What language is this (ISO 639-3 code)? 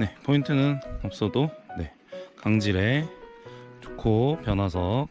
kor